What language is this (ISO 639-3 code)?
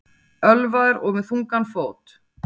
isl